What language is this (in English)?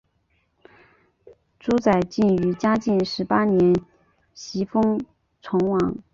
Chinese